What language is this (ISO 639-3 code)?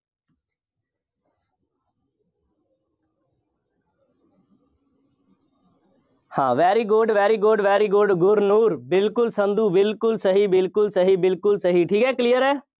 pan